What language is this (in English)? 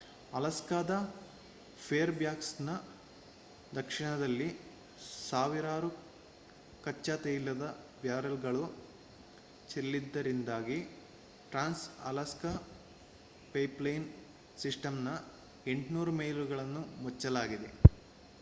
Kannada